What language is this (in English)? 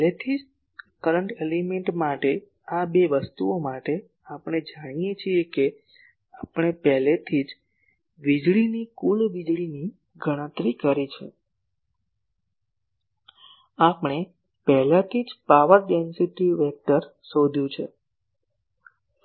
Gujarati